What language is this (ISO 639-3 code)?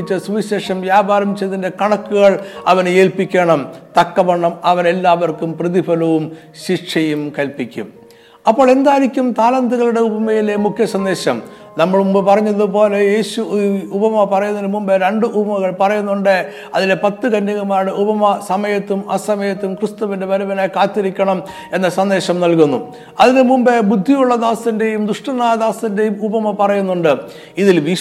mal